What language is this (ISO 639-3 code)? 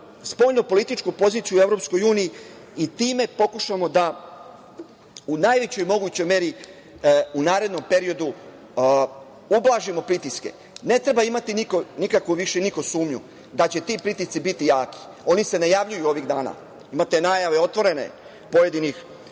srp